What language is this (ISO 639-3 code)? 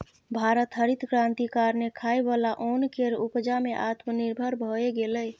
mai